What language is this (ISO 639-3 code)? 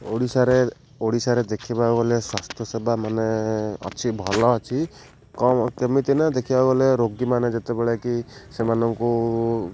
ori